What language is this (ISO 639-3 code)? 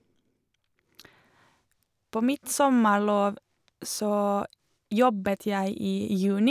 nor